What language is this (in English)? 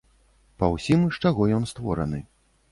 Belarusian